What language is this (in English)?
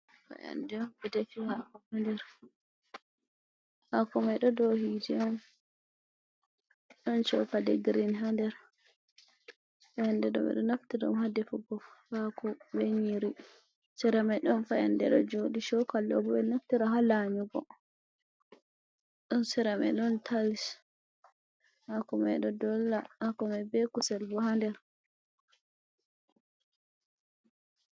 Fula